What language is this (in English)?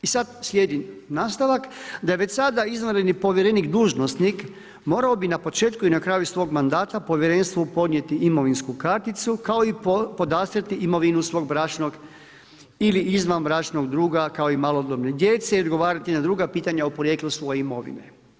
Croatian